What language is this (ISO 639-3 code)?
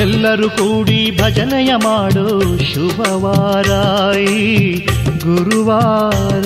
kan